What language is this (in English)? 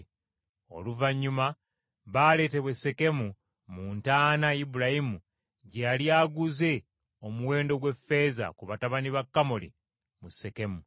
Ganda